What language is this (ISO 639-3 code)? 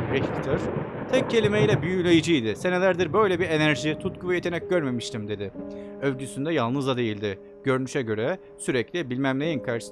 tur